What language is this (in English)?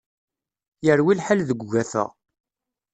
Kabyle